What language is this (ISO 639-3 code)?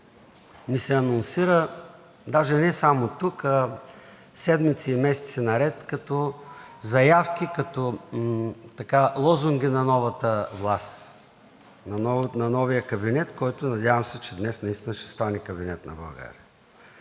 bul